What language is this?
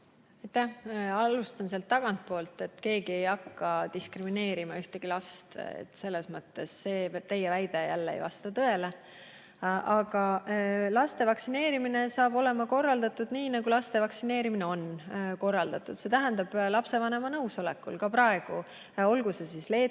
Estonian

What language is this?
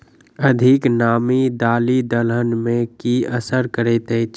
Maithili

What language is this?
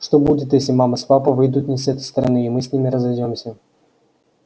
Russian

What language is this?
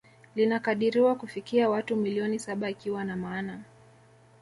Swahili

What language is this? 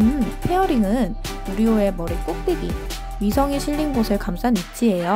Korean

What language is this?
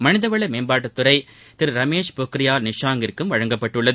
Tamil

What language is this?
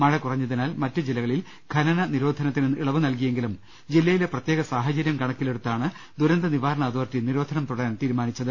Malayalam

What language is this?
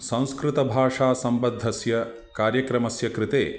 Sanskrit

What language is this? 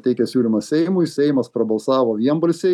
Lithuanian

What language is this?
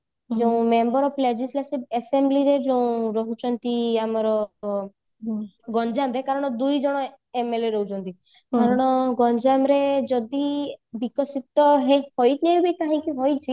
Odia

